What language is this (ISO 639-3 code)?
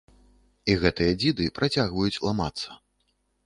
bel